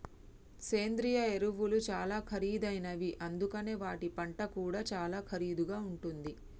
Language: Telugu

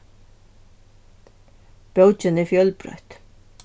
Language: Faroese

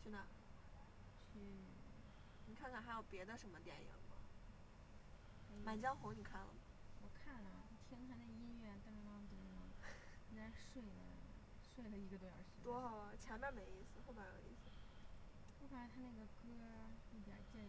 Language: Chinese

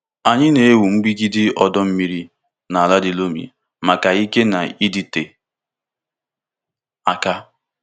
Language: Igbo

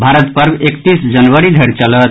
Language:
Maithili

